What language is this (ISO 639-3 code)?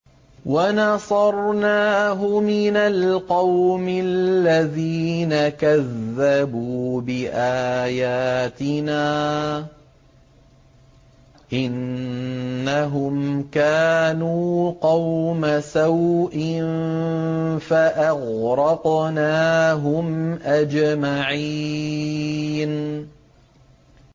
ara